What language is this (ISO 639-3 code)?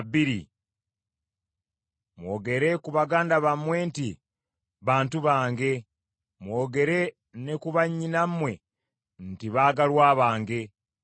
lug